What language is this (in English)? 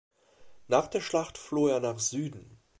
German